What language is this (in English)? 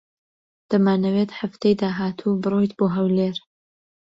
Central Kurdish